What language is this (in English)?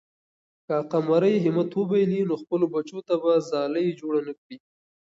Pashto